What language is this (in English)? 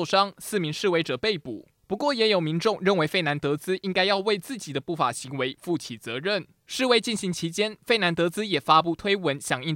Chinese